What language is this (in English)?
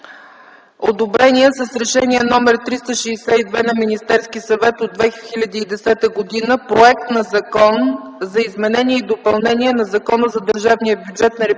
Bulgarian